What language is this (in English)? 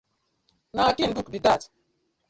Nigerian Pidgin